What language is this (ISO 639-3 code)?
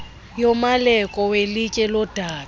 xho